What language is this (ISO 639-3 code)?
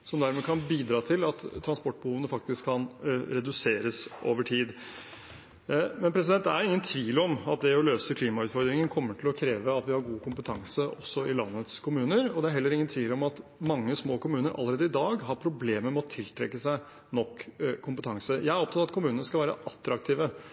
nob